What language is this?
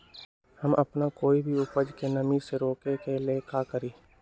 Magahi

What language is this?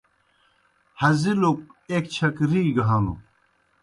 Kohistani Shina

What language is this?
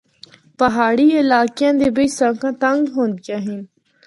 Northern Hindko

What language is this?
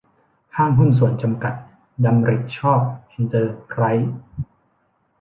Thai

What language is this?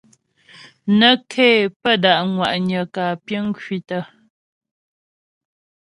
Ghomala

